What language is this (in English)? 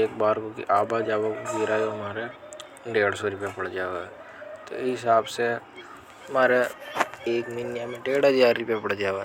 Hadothi